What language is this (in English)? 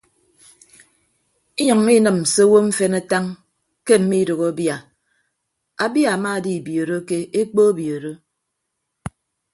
Ibibio